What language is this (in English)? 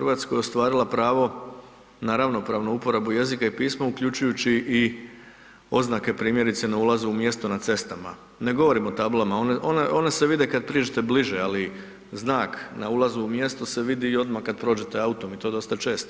Croatian